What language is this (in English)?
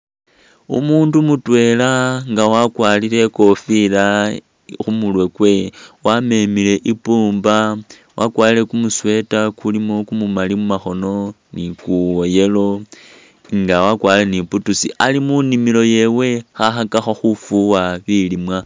Masaaba